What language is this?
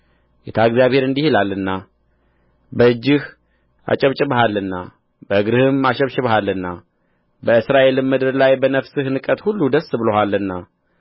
Amharic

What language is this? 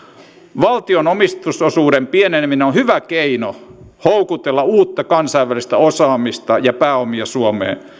Finnish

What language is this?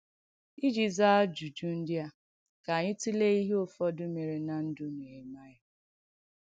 Igbo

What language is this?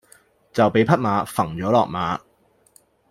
Cantonese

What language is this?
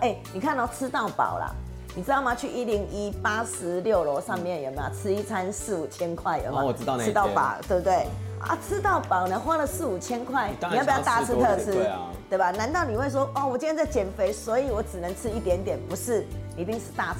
Chinese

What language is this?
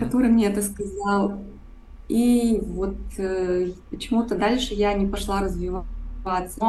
Russian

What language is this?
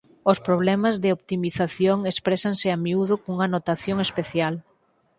Galician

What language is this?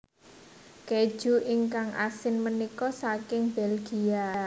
Javanese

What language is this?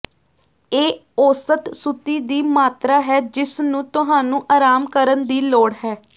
Punjabi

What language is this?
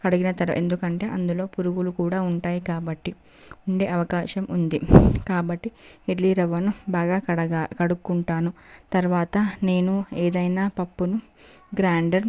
Telugu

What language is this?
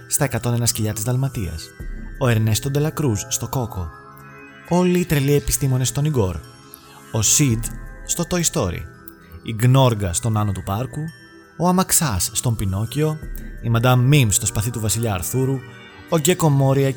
Greek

